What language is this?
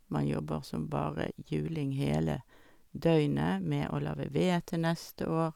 Norwegian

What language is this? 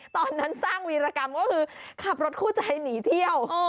Thai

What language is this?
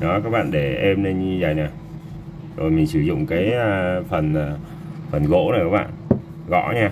Vietnamese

